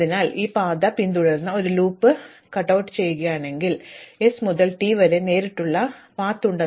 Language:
Malayalam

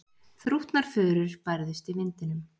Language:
Icelandic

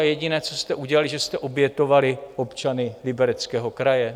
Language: Czech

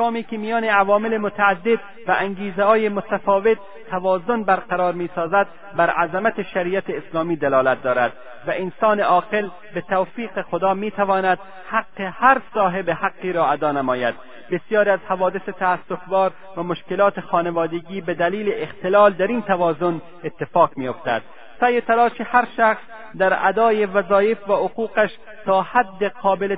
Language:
Persian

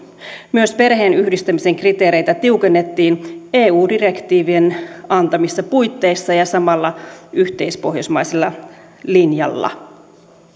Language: Finnish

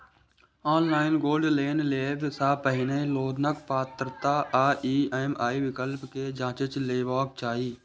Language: Maithili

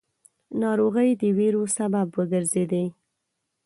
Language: Pashto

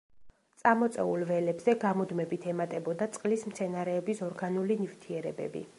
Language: Georgian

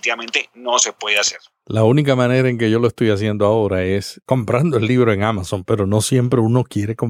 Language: Spanish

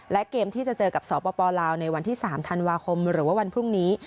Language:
Thai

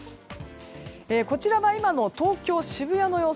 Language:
Japanese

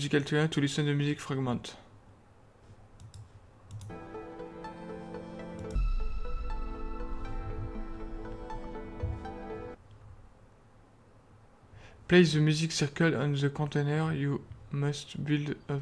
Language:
French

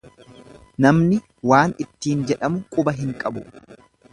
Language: Oromo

